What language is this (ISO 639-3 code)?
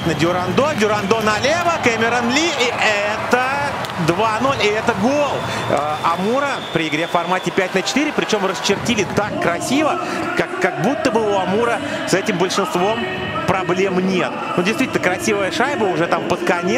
rus